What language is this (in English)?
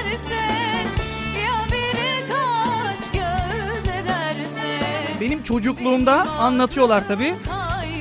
Turkish